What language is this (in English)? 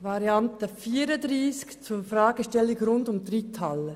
Swiss German